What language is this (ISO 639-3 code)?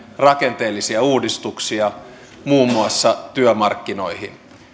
fin